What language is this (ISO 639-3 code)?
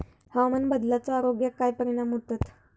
mar